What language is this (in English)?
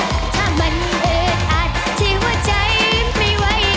Thai